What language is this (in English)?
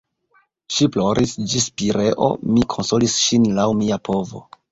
Esperanto